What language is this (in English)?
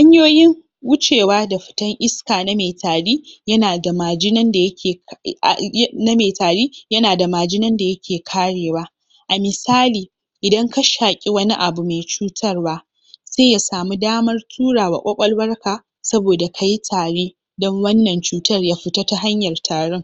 Hausa